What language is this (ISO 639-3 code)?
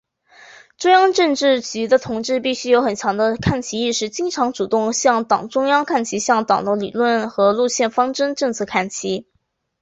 zho